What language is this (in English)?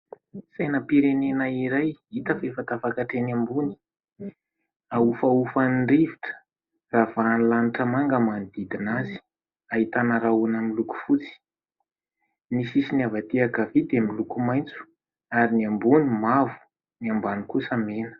Malagasy